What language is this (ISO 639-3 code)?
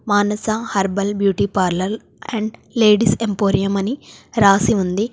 tel